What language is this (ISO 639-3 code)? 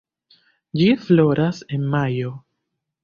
epo